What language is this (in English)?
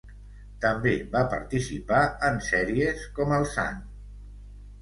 Catalan